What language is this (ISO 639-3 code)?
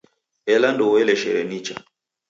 dav